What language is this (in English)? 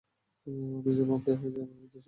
Bangla